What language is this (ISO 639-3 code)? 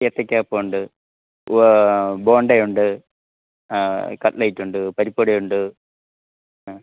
mal